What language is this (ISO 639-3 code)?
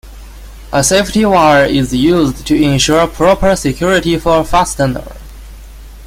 eng